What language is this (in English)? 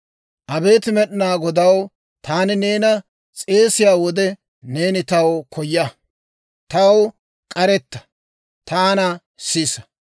Dawro